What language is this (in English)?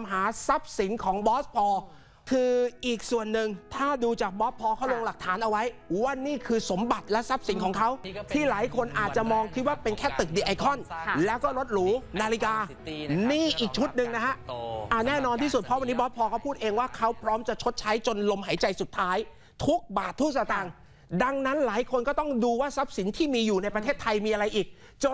Thai